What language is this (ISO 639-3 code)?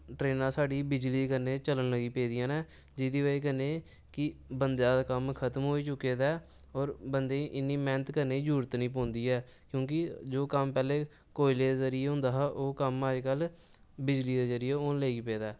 doi